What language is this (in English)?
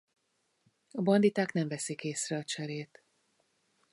Hungarian